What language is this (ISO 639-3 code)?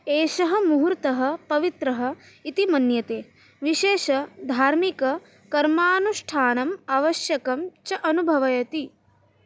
san